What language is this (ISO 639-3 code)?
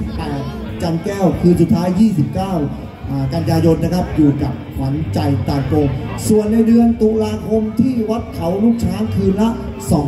tha